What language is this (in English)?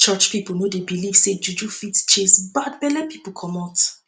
Nigerian Pidgin